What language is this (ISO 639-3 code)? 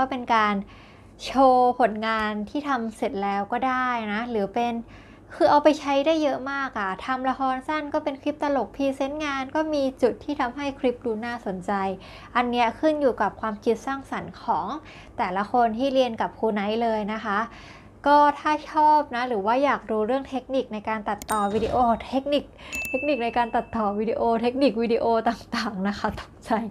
tha